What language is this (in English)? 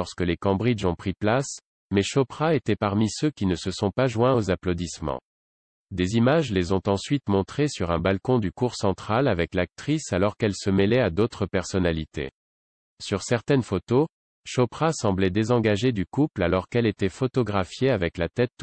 French